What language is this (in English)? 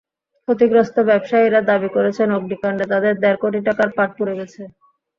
Bangla